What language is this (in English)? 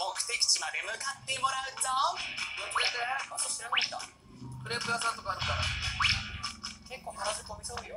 Japanese